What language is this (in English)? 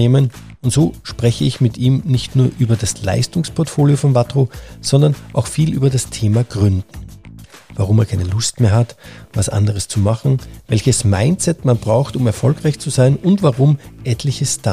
German